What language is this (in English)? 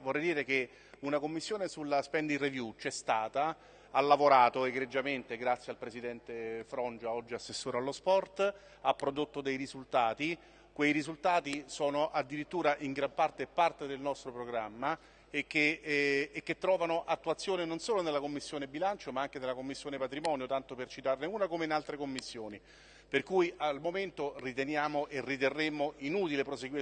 Italian